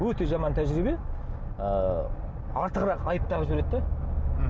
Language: Kazakh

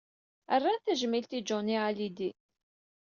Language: Kabyle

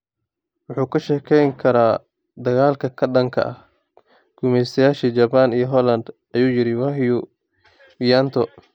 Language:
Somali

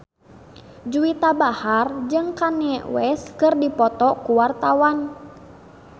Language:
Sundanese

